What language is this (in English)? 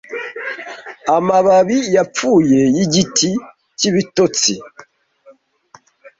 Kinyarwanda